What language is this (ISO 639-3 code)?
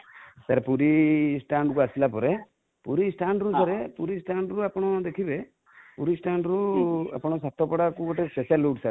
ori